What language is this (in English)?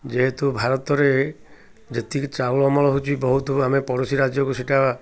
Odia